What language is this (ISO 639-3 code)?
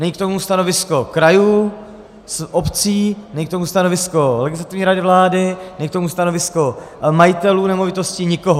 ces